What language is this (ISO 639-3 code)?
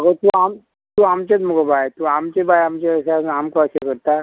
kok